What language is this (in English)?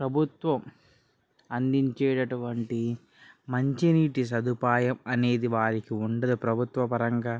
Telugu